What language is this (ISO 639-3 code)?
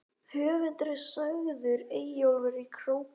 isl